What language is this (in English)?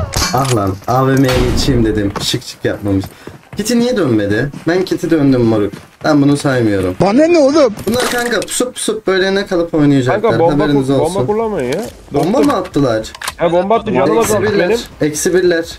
Turkish